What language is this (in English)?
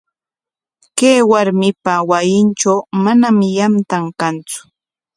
Corongo Ancash Quechua